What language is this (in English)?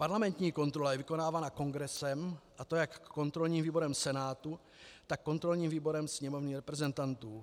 Czech